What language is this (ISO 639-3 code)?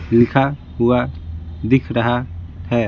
hin